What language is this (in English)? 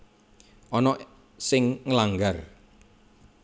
Javanese